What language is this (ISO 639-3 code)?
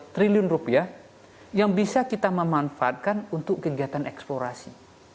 ind